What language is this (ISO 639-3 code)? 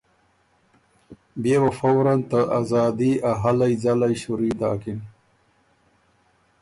oru